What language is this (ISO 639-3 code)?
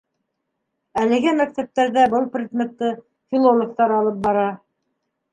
bak